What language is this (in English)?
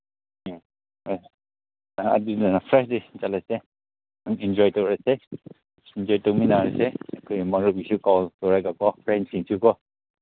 Manipuri